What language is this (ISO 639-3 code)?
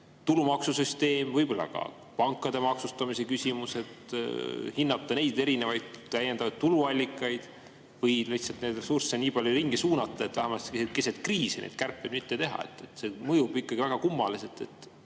est